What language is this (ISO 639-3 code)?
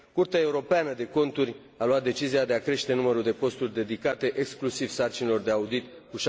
ron